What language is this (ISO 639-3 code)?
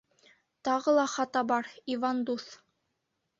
bak